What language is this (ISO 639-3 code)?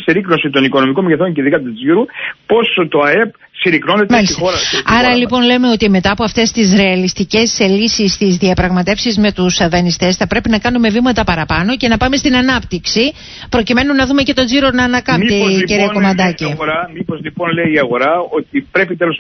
ell